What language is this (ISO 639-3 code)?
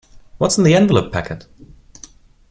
eng